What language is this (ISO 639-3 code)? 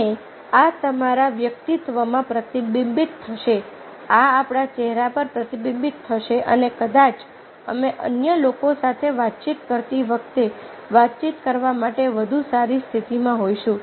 guj